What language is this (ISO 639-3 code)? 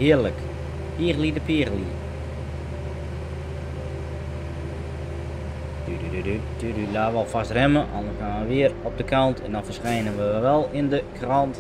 nld